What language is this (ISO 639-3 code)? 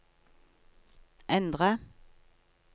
nor